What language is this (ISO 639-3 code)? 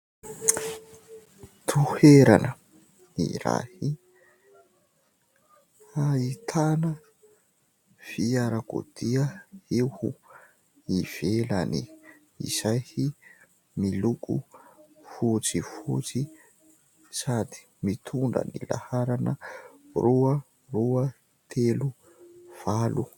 mlg